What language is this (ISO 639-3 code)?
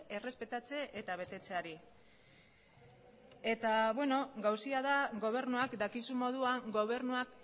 eus